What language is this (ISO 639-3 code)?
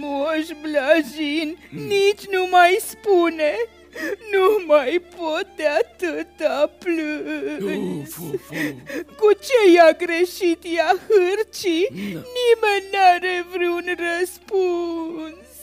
ron